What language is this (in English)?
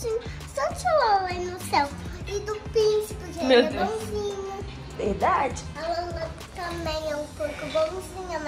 Portuguese